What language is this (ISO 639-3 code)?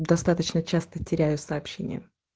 rus